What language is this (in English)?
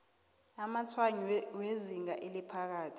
South Ndebele